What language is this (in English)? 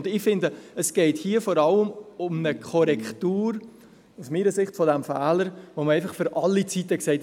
Swiss German